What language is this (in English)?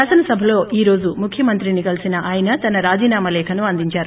Telugu